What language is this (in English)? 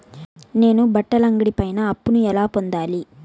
Telugu